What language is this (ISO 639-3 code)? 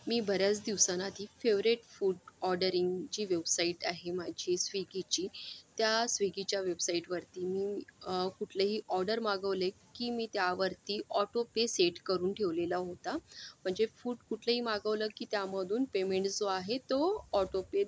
mar